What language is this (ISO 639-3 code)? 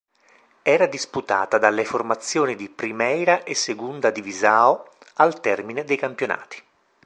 ita